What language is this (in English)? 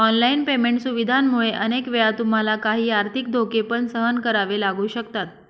Marathi